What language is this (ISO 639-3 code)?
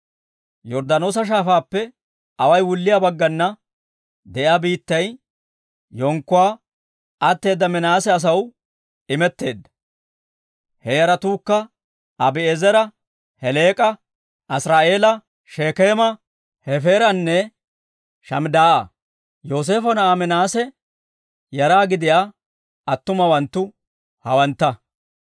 dwr